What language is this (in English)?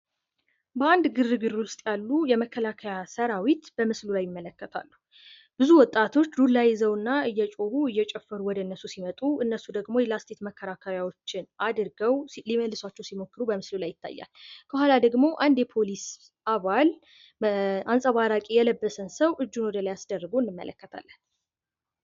Amharic